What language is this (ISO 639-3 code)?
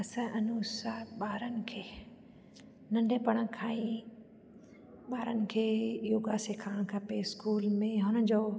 snd